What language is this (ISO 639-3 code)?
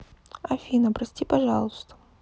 rus